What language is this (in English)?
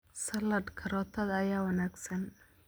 Somali